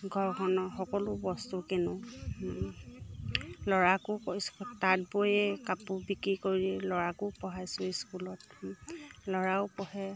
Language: Assamese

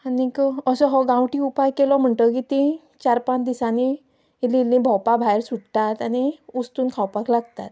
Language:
Konkani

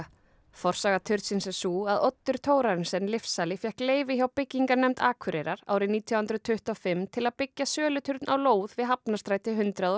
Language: Icelandic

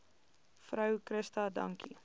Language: Afrikaans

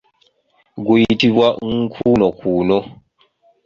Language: Ganda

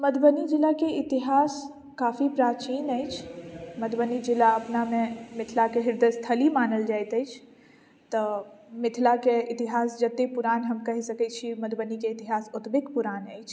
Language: Maithili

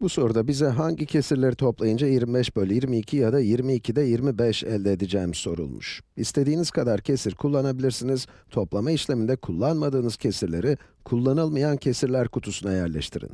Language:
Turkish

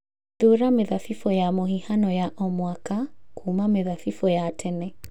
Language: Kikuyu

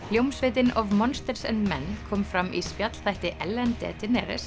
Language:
Icelandic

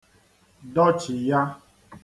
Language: Igbo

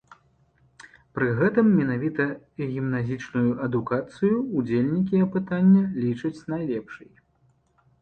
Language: Belarusian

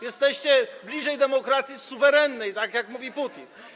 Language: Polish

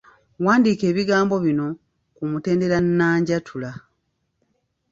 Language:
Ganda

